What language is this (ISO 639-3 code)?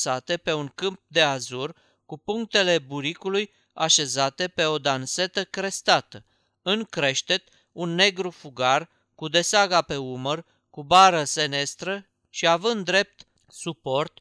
ron